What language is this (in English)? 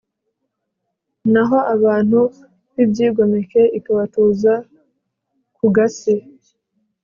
Kinyarwanda